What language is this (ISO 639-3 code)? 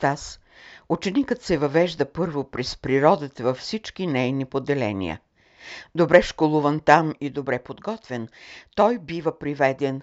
bul